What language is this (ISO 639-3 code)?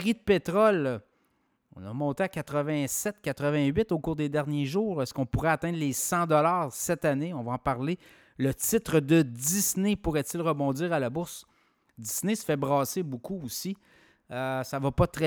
fra